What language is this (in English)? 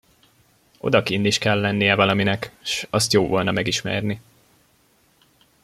Hungarian